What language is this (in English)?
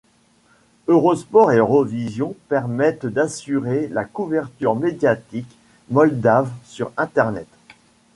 French